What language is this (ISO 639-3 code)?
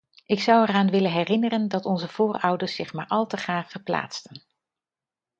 nld